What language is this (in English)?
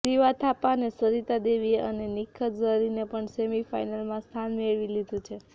Gujarati